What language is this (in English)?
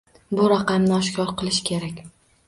Uzbek